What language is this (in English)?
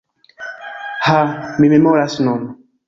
Esperanto